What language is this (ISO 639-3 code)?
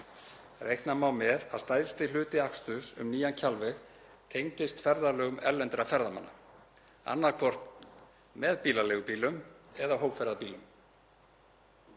isl